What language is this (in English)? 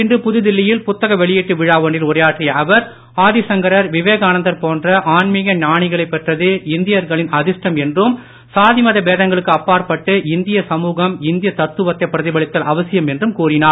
Tamil